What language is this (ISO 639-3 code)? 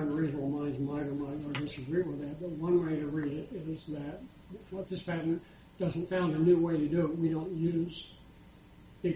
eng